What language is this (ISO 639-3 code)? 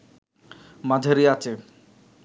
ben